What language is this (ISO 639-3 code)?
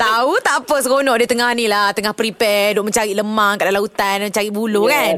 msa